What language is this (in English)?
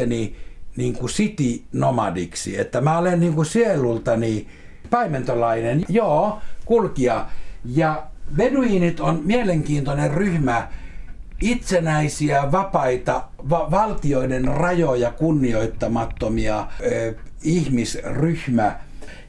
Finnish